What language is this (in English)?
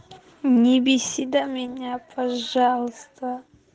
Russian